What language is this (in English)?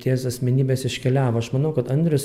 Lithuanian